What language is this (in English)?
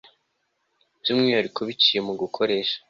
Kinyarwanda